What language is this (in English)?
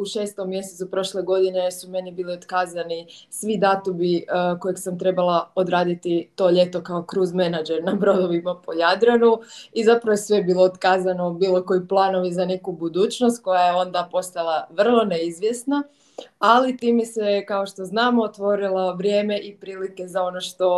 Croatian